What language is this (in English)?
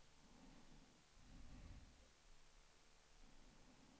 Swedish